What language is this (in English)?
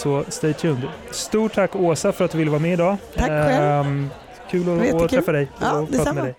Swedish